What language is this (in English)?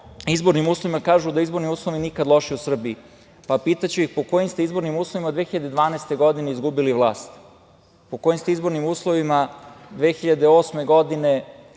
Serbian